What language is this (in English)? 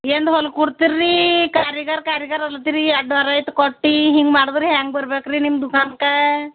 Kannada